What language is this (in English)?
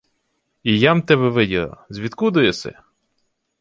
Ukrainian